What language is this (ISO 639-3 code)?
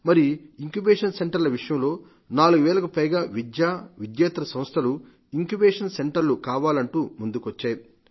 tel